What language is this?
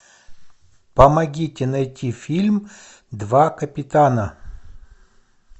Russian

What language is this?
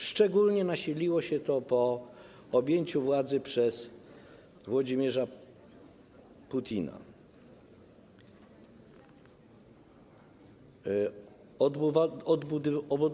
Polish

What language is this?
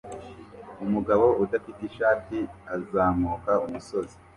Kinyarwanda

